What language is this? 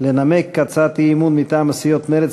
Hebrew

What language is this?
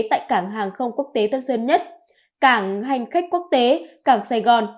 Vietnamese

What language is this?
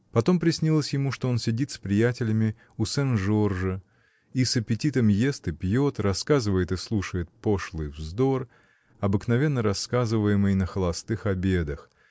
Russian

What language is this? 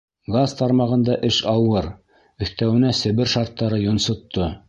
Bashkir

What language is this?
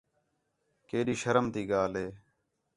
Khetrani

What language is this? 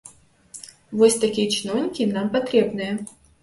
Belarusian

